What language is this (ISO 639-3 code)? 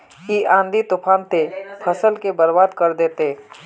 mag